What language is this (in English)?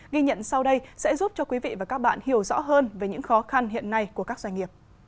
Vietnamese